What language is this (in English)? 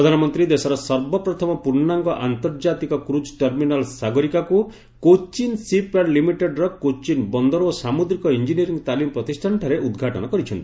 Odia